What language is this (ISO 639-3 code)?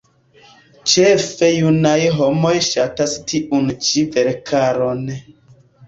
epo